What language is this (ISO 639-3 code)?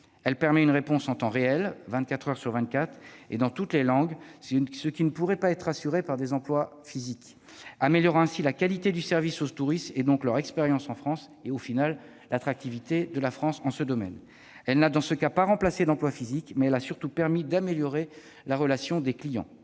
fra